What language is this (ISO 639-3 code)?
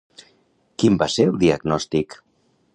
cat